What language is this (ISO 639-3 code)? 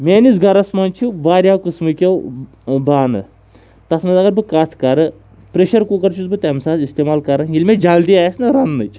kas